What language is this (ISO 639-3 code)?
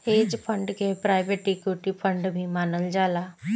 bho